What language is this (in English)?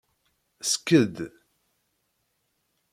Kabyle